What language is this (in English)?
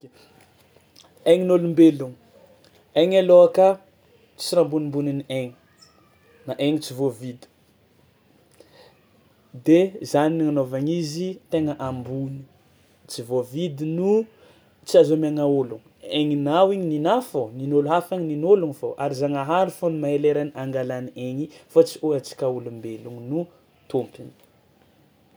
Tsimihety Malagasy